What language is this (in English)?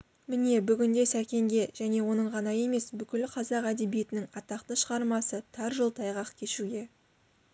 Kazakh